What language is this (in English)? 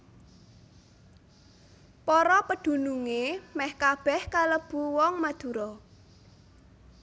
Javanese